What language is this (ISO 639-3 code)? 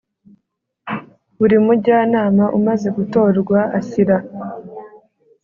kin